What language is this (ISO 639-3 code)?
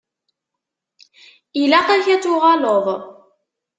kab